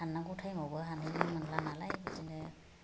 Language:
Bodo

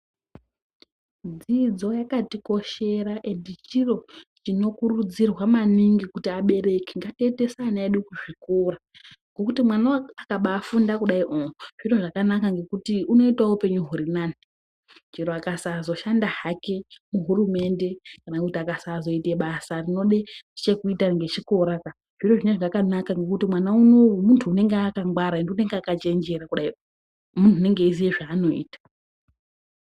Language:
Ndau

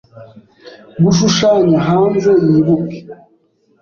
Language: Kinyarwanda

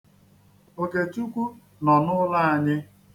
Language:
Igbo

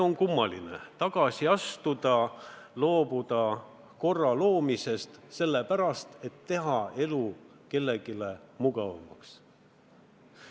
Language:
Estonian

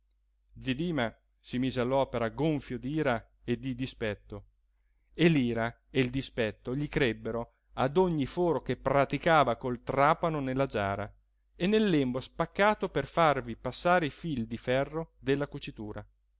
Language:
Italian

